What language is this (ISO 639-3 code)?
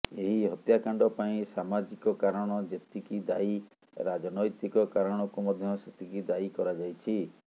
ori